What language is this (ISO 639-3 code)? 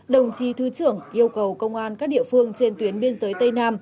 vie